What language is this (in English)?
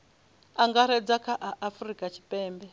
Venda